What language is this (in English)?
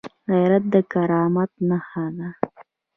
Pashto